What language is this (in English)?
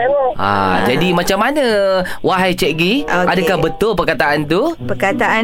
Malay